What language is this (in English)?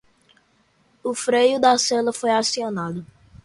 Portuguese